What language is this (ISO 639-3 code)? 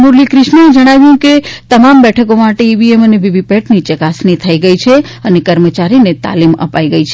guj